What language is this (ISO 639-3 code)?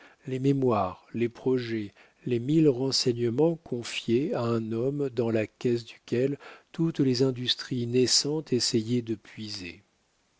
fra